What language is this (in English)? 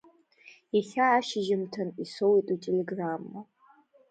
Abkhazian